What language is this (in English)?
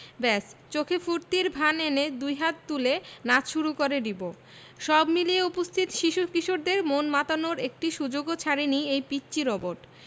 Bangla